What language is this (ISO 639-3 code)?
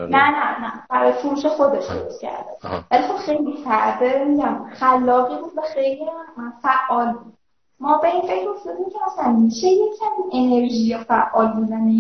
fas